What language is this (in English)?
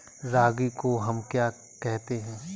Hindi